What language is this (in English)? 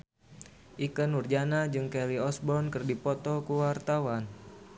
Sundanese